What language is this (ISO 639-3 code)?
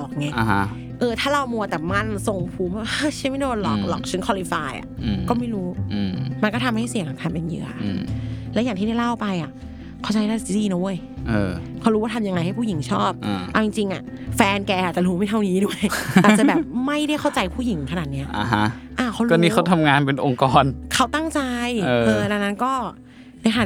tha